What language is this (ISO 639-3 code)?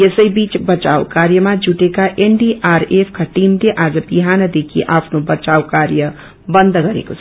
nep